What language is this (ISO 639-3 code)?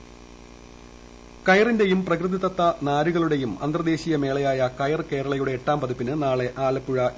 mal